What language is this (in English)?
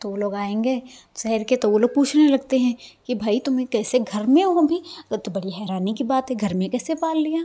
Hindi